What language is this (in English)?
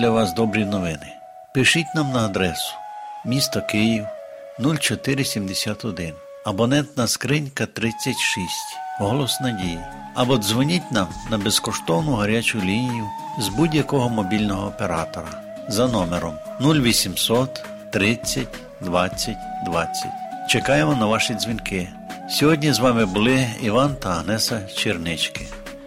Ukrainian